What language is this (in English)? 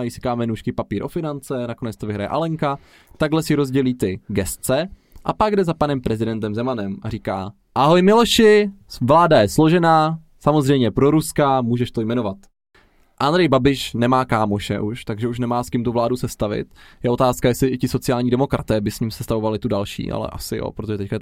Czech